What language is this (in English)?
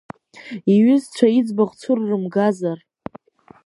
Abkhazian